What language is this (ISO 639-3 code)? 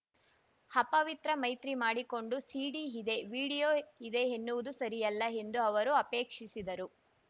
kan